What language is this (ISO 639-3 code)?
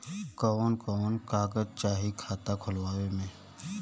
bho